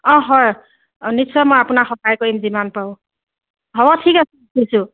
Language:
Assamese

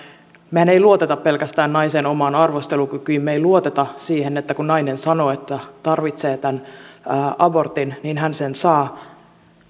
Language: Finnish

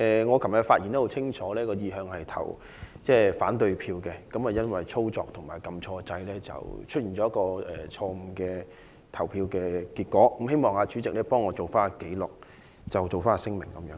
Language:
Cantonese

